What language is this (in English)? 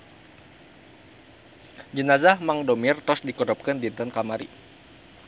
Sundanese